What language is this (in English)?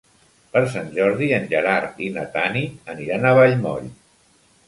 Catalan